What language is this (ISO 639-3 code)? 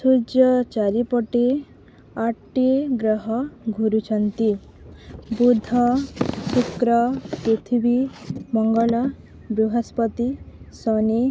ori